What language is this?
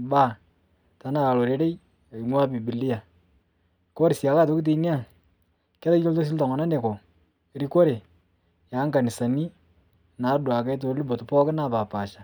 Masai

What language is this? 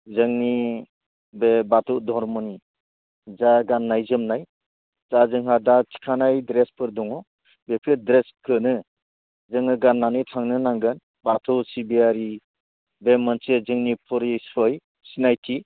Bodo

